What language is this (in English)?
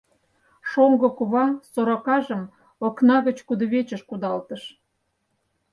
Mari